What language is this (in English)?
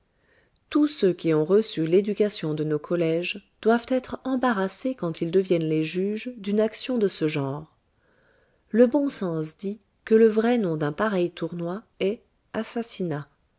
French